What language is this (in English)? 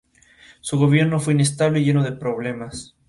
Spanish